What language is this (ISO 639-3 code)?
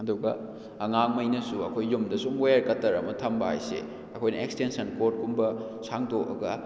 mni